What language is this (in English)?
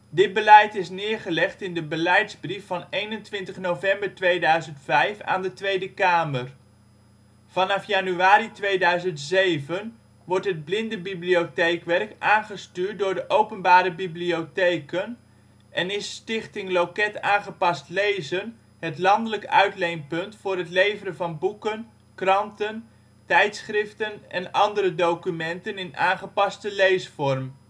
Dutch